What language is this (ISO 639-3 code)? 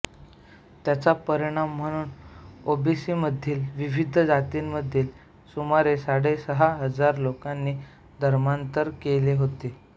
mar